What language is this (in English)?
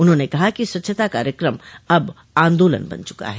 Hindi